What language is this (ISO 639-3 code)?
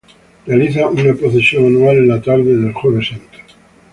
spa